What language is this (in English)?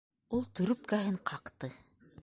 Bashkir